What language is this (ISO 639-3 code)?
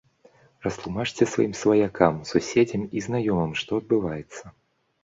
bel